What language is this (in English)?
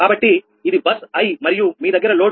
Telugu